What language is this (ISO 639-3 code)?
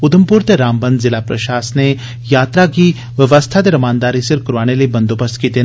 doi